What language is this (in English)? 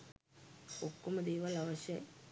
Sinhala